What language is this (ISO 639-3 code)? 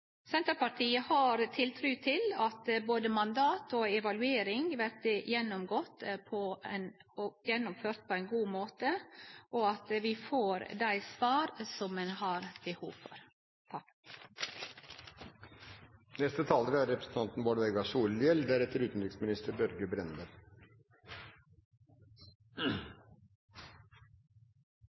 nno